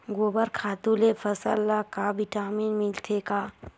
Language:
Chhattisgarhi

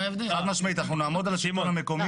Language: Hebrew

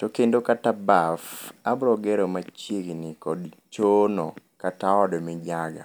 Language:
Luo (Kenya and Tanzania)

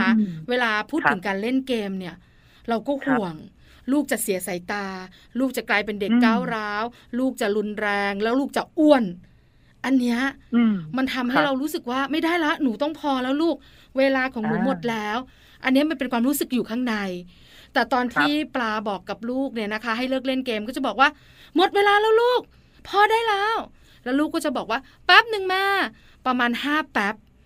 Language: Thai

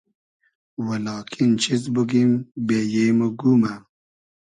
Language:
Hazaragi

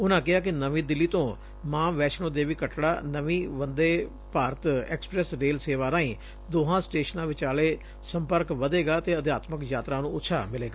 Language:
Punjabi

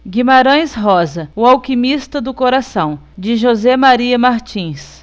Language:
Portuguese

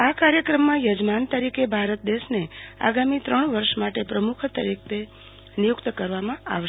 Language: Gujarati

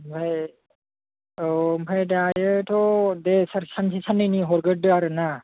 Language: Bodo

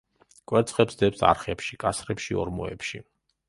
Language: Georgian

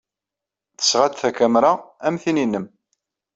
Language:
Kabyle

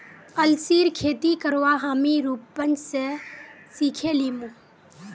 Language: Magahi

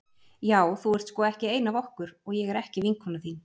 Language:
Icelandic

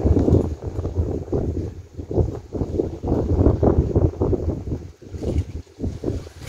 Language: Korean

